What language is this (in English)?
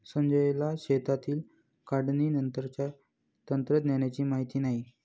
Marathi